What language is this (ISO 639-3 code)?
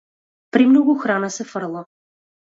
mkd